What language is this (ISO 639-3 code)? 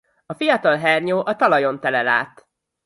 hun